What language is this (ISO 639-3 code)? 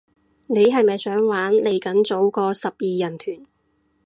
yue